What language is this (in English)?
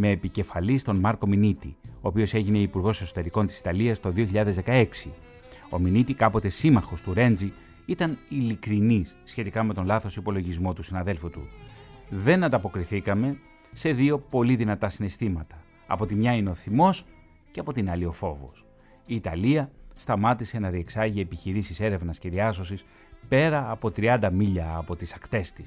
Greek